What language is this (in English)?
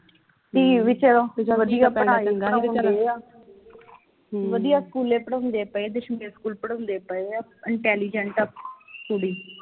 Punjabi